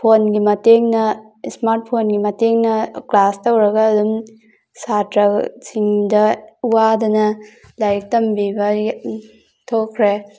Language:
Manipuri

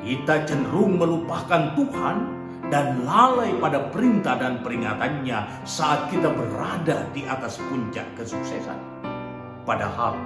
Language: Indonesian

